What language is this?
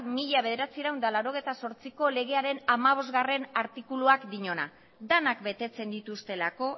Basque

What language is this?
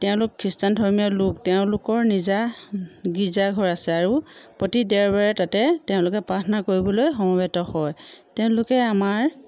Assamese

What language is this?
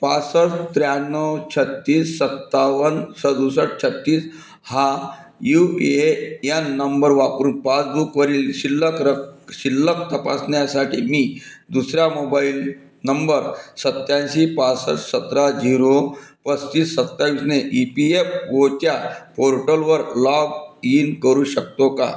Marathi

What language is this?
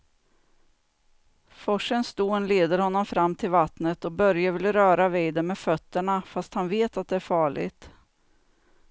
Swedish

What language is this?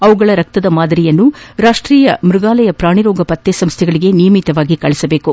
Kannada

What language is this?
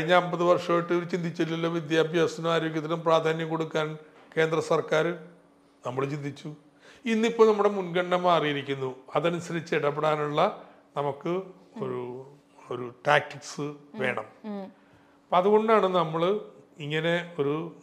Malayalam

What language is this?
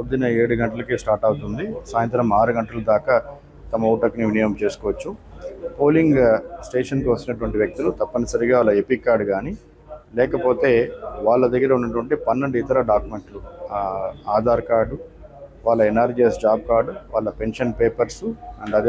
Telugu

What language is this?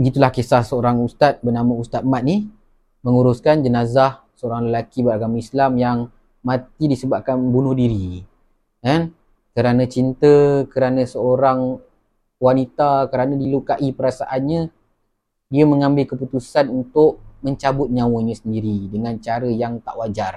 Malay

